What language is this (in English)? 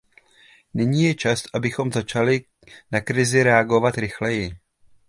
Czech